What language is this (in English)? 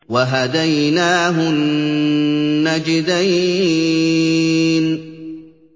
Arabic